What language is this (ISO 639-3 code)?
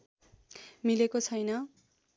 nep